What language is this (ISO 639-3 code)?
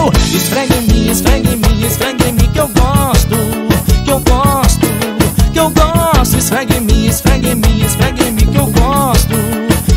por